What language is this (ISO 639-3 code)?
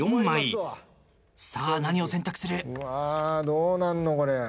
jpn